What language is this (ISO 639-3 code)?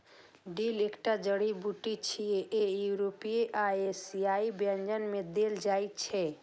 mai